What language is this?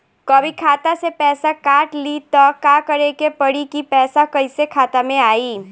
Bhojpuri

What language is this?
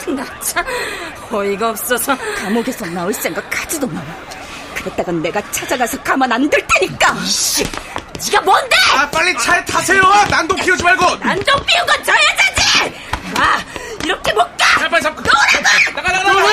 Korean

